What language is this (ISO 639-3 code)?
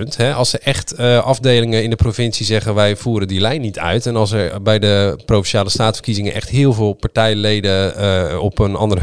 nld